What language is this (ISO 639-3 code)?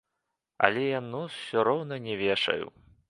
bel